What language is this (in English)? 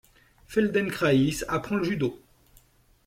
French